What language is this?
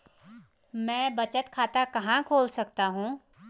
Hindi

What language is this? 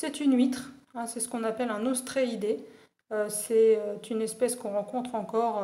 French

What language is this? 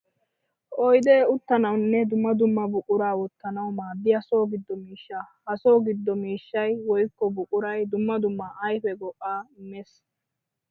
Wolaytta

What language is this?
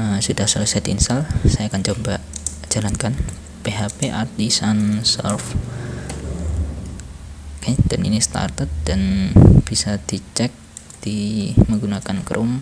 Indonesian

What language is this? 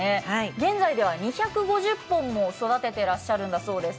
Japanese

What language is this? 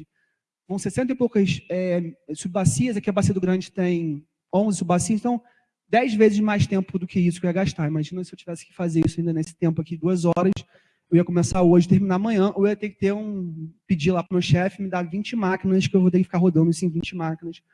Portuguese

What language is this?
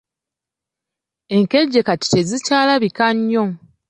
Ganda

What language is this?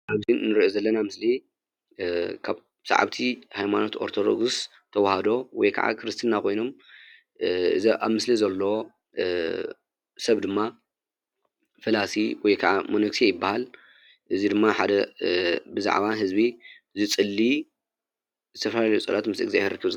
Tigrinya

